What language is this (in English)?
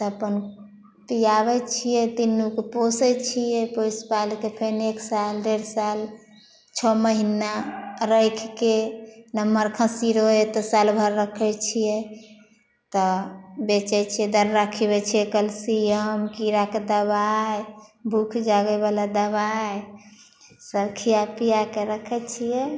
Maithili